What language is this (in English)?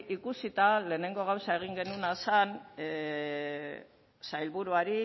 Basque